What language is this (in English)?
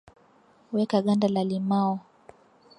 Swahili